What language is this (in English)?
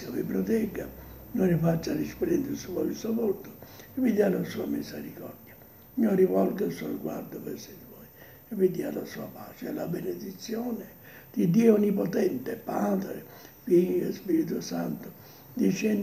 Italian